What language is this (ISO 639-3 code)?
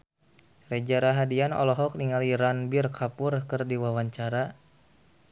sun